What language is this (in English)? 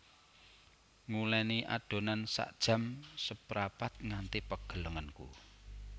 Javanese